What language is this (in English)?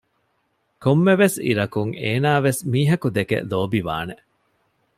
Divehi